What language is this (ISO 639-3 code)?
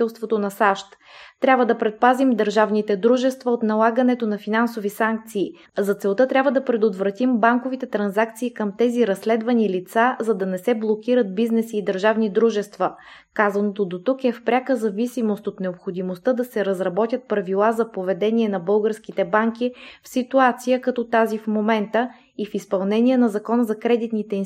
bul